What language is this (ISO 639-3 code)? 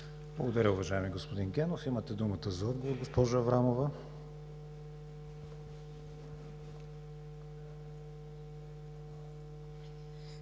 bul